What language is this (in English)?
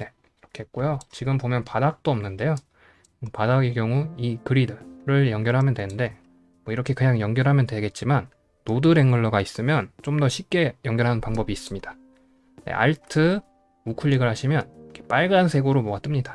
Korean